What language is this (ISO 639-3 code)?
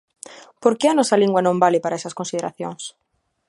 glg